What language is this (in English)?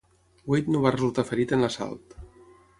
Catalan